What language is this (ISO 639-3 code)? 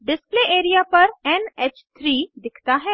hin